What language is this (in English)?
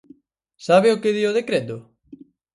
Galician